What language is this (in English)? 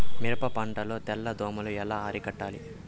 Telugu